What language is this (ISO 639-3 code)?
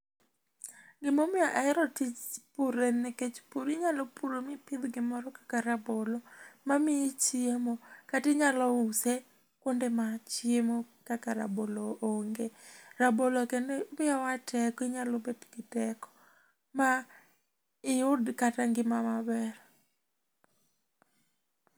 luo